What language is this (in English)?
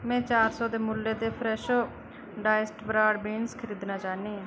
Dogri